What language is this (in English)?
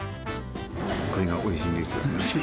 Japanese